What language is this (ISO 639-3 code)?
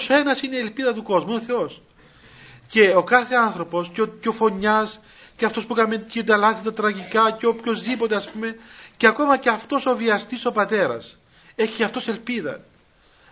ell